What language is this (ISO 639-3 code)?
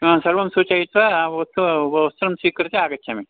san